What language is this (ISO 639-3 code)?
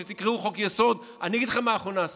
heb